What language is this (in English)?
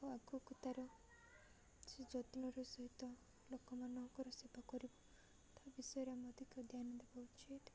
Odia